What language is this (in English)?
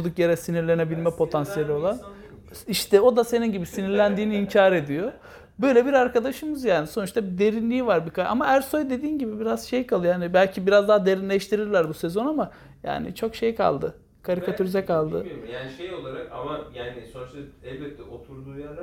Turkish